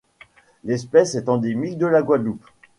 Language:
French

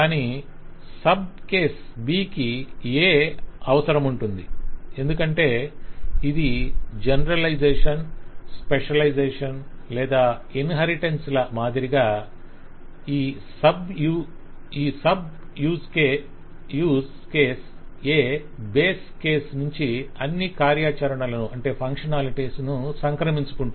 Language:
Telugu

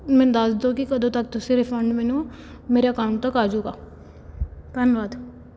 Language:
Punjabi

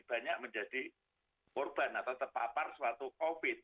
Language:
Indonesian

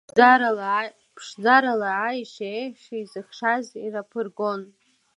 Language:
Abkhazian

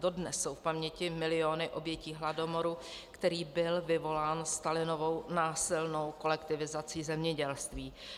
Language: Czech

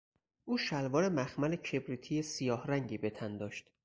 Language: Persian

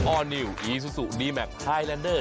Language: Thai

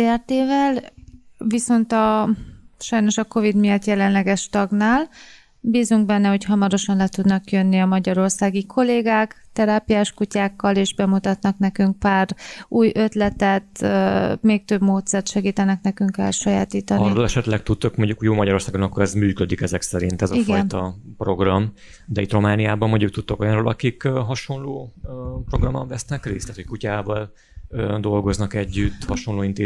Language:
Hungarian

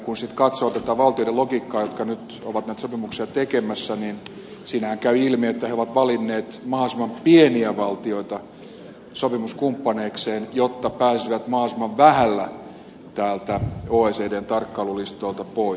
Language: Finnish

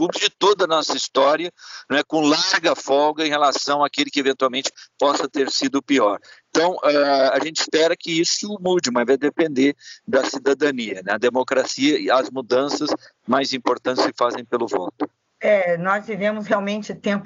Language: Portuguese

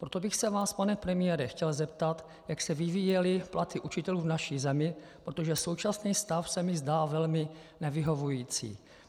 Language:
Czech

